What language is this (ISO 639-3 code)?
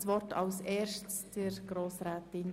gsw